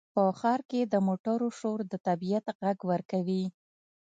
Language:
Pashto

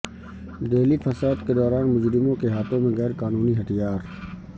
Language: Urdu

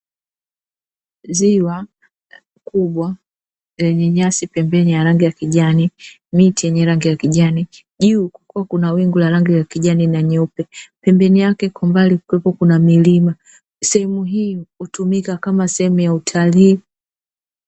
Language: Swahili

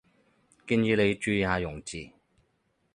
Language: Cantonese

